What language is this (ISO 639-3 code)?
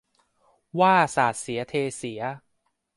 tha